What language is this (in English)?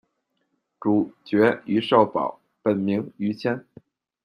Chinese